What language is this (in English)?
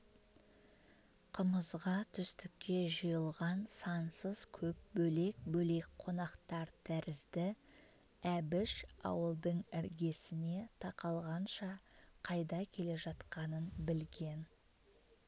Kazakh